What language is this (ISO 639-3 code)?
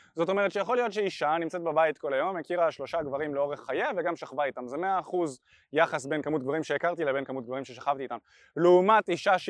heb